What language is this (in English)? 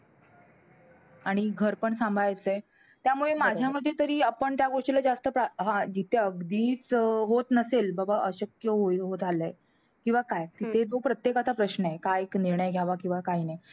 Marathi